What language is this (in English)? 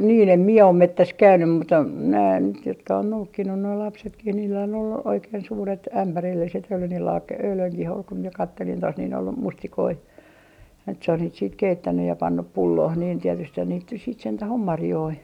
Finnish